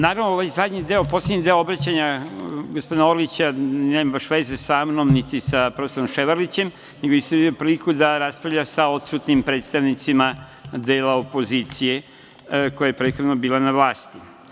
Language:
Serbian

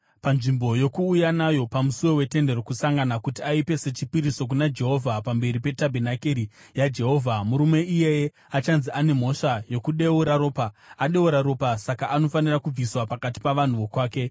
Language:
Shona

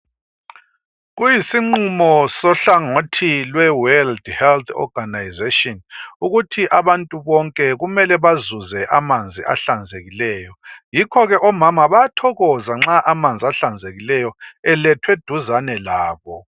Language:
North Ndebele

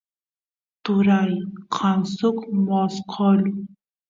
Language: Santiago del Estero Quichua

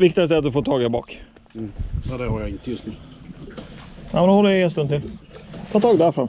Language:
Swedish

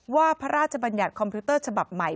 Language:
Thai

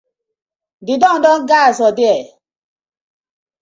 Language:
Nigerian Pidgin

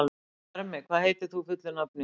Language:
Icelandic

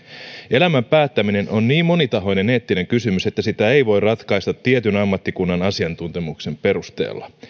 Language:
Finnish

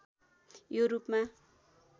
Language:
Nepali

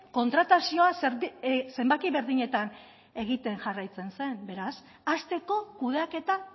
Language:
Basque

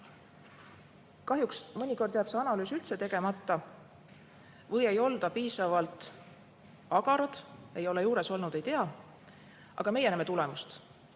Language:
Estonian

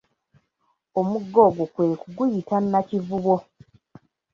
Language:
Ganda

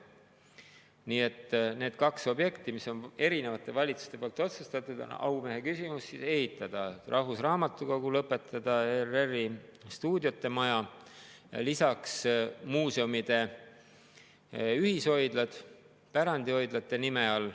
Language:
Estonian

